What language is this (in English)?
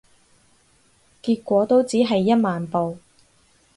Cantonese